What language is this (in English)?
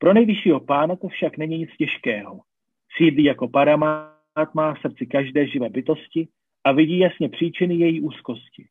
Czech